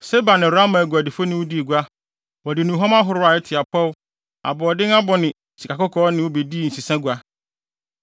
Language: Akan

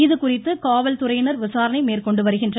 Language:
Tamil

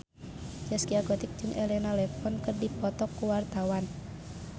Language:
Sundanese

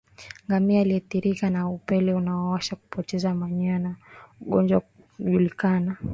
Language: Swahili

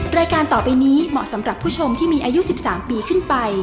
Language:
Thai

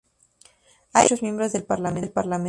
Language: Spanish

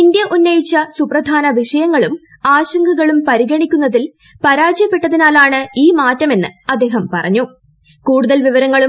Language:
Malayalam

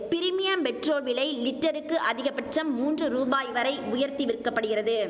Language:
Tamil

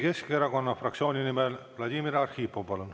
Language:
Estonian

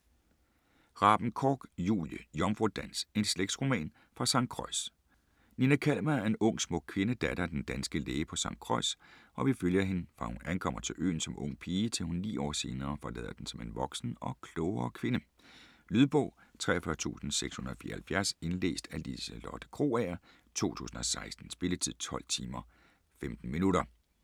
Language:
Danish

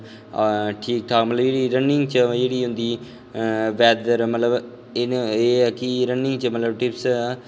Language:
Dogri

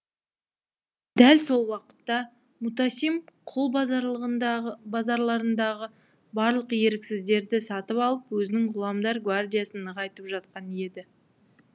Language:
Kazakh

